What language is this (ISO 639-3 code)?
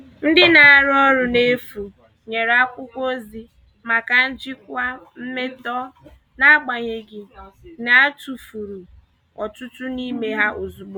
ibo